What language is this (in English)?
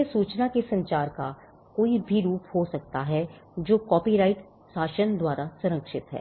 Hindi